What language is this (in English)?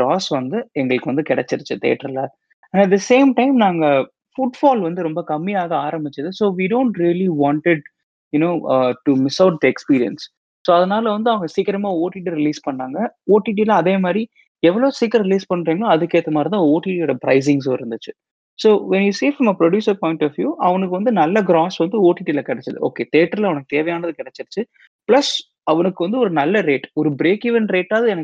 Tamil